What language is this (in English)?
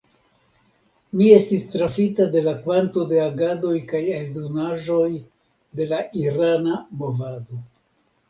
Esperanto